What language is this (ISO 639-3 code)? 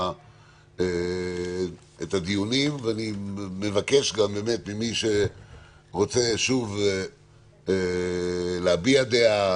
heb